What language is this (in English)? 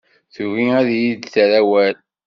Kabyle